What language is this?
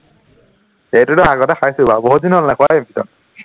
Assamese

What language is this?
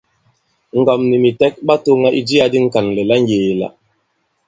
Bankon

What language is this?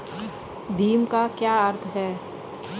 Hindi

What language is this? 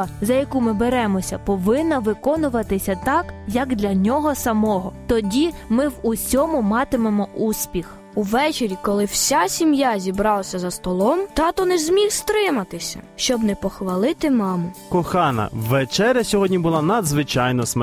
Ukrainian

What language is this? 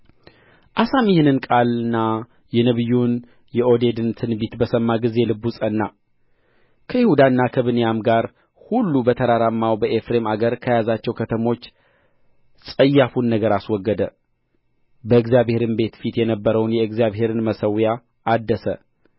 Amharic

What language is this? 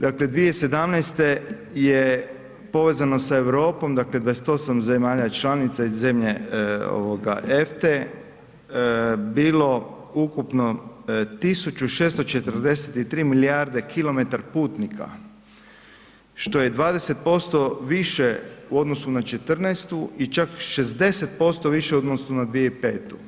Croatian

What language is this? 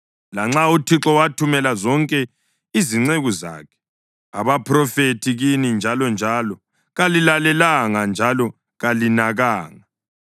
North Ndebele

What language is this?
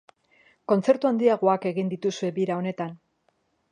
Basque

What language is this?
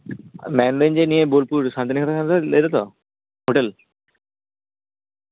Santali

